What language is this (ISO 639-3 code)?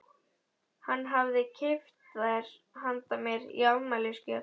isl